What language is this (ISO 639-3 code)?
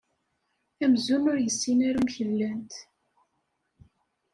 kab